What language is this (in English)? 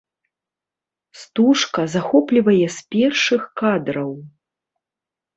Belarusian